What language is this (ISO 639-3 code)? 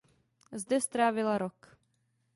ces